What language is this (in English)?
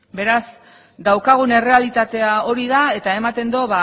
Basque